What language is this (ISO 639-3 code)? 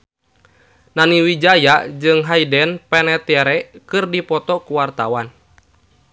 sun